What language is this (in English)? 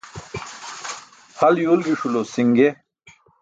Burushaski